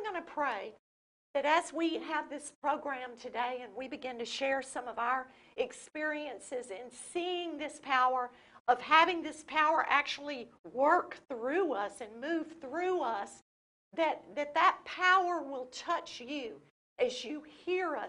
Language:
English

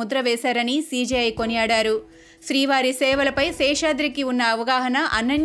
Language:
Telugu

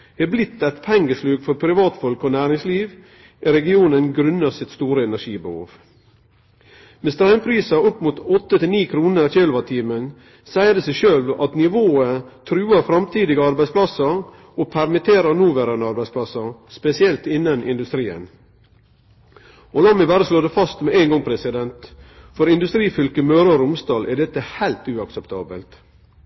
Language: Norwegian Nynorsk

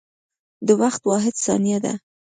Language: Pashto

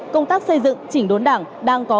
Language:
Vietnamese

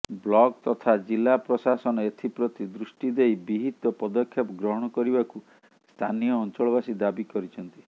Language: Odia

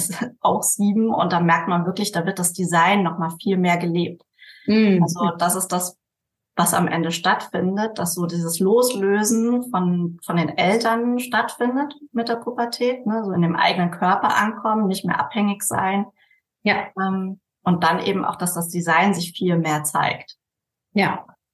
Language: German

